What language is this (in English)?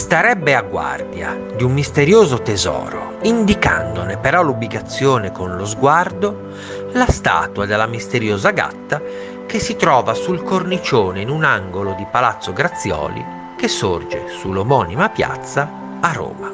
Italian